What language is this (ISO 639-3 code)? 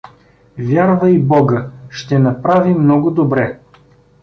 bul